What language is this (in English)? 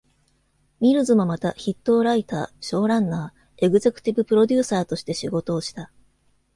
Japanese